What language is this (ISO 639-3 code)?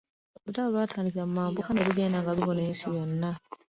lug